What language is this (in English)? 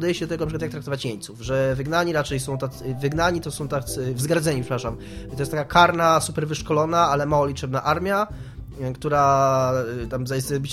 Polish